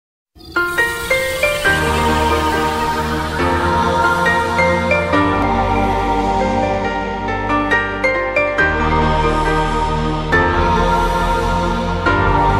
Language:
Polish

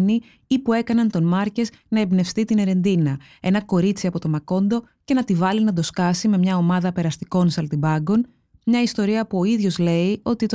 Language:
Greek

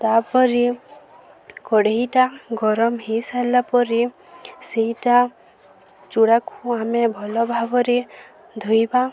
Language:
Odia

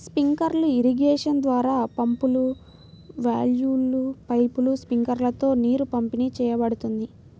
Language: Telugu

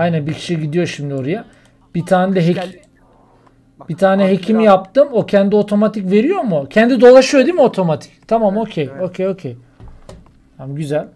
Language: Turkish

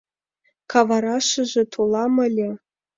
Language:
Mari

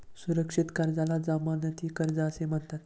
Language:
Marathi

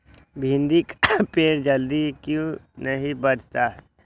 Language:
Magahi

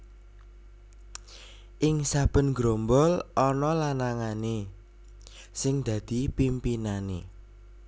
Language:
Javanese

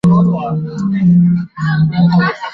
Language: Chinese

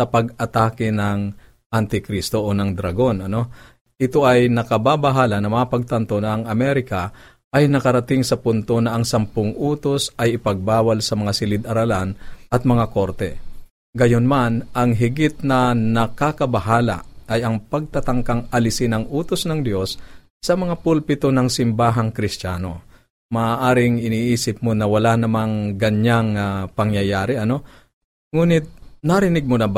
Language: Filipino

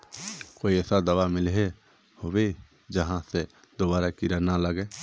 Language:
Magahi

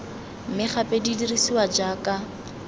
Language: Tswana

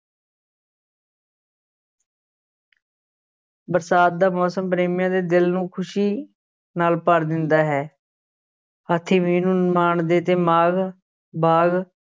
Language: Punjabi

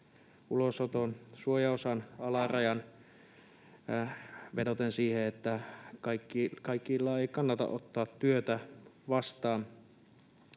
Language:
Finnish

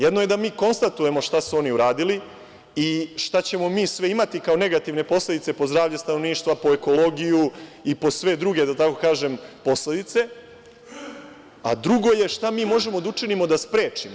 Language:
Serbian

